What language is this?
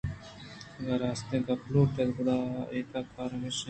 Eastern Balochi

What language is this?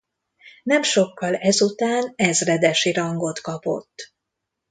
Hungarian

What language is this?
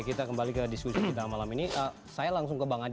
Indonesian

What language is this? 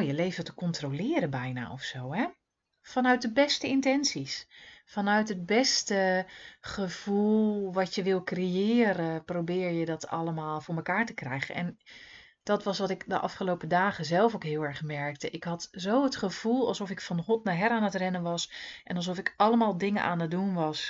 Dutch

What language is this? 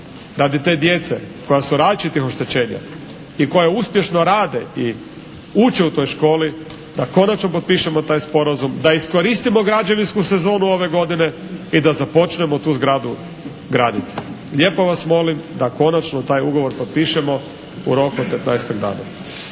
Croatian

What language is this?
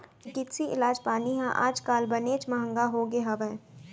Chhattisgarhi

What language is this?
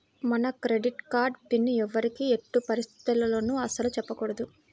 Telugu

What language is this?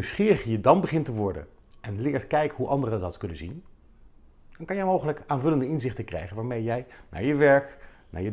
Dutch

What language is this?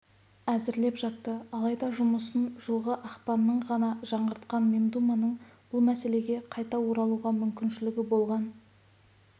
Kazakh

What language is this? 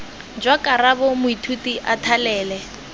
Tswana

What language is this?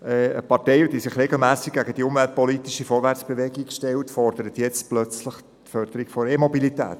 Swiss German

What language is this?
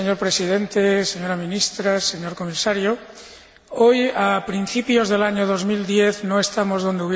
Spanish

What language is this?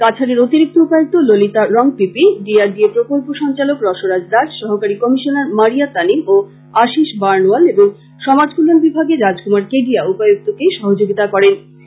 Bangla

